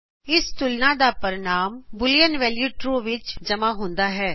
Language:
Punjabi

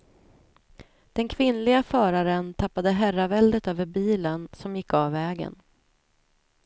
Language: Swedish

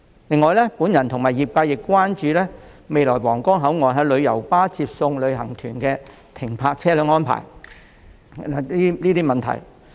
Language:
Cantonese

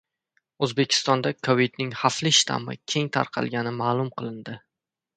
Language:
Uzbek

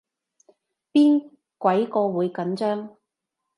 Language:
Cantonese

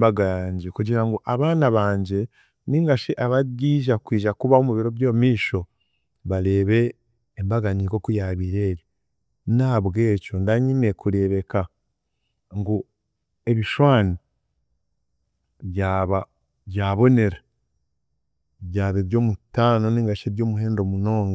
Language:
Chiga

